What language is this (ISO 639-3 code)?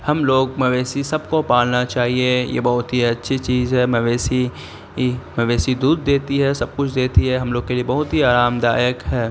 urd